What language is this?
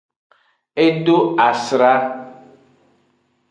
Aja (Benin)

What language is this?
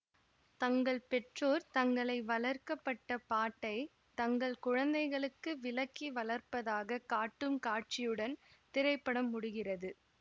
Tamil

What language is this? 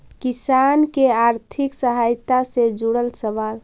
Magahi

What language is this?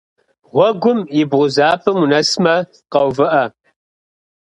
Kabardian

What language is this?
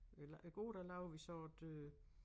Danish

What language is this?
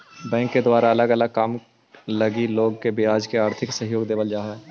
Magahi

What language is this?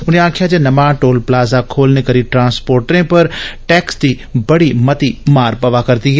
Dogri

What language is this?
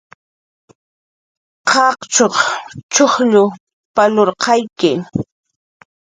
Jaqaru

